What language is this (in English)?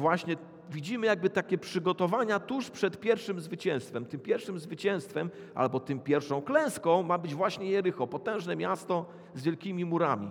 Polish